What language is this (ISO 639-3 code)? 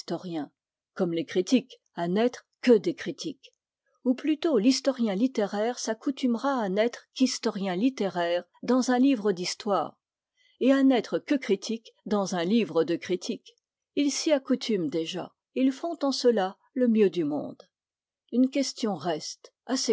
fra